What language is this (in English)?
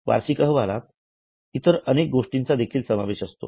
Marathi